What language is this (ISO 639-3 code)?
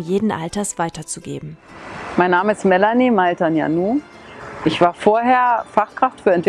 deu